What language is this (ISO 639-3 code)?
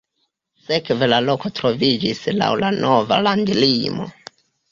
epo